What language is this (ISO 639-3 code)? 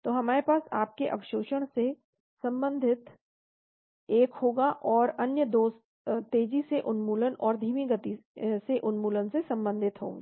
hin